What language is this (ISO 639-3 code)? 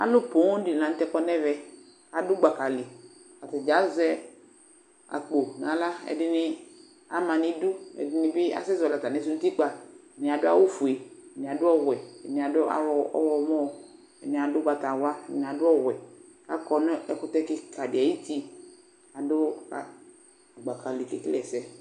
kpo